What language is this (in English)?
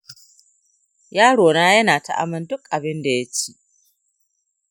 Hausa